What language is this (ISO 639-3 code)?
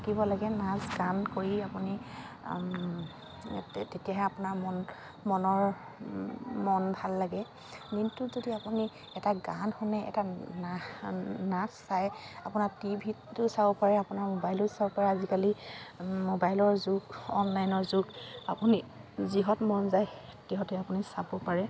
asm